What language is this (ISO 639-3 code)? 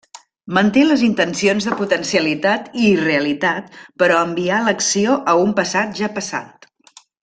cat